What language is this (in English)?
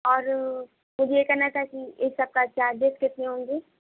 Urdu